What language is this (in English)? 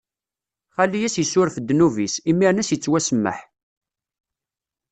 Kabyle